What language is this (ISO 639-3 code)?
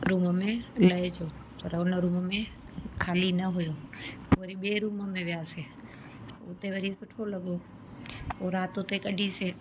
snd